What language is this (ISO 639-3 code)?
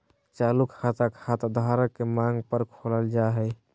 mag